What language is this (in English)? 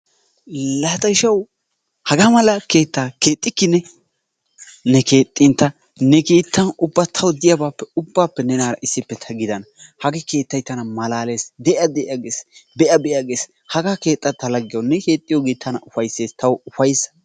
Wolaytta